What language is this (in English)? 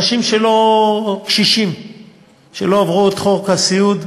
Hebrew